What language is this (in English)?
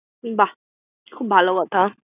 Bangla